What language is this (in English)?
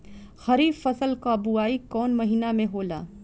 Bhojpuri